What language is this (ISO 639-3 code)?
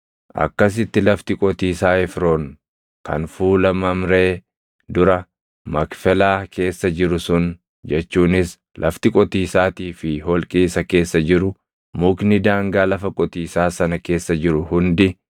orm